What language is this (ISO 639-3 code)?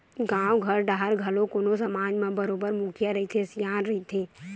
hne